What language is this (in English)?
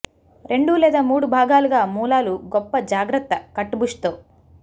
Telugu